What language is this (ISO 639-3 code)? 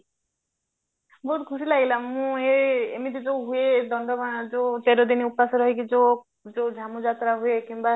ori